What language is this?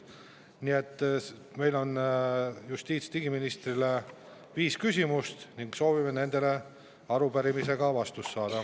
Estonian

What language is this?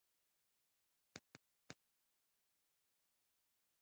Pashto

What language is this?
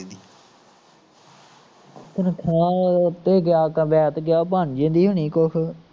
Punjabi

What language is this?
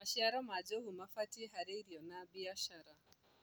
Kikuyu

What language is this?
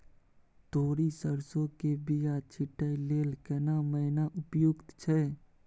Maithili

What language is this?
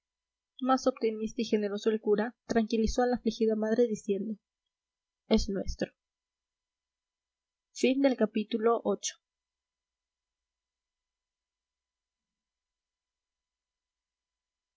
Spanish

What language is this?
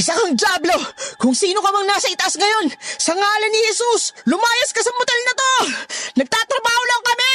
Filipino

